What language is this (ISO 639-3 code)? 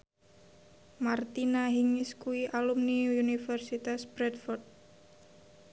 jav